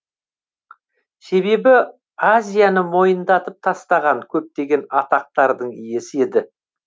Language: Kazakh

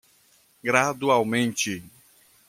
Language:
Portuguese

